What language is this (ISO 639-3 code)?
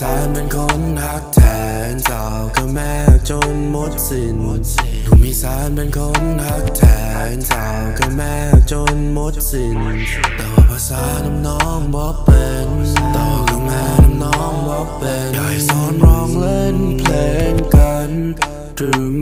tha